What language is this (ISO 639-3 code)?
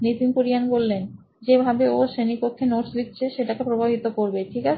ben